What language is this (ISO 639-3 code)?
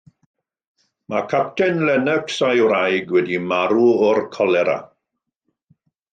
cym